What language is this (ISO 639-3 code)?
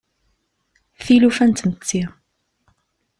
kab